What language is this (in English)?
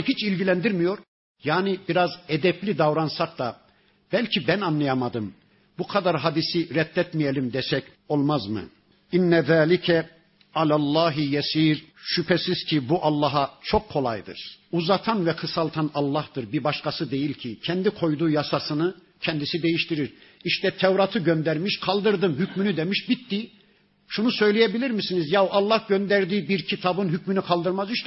Turkish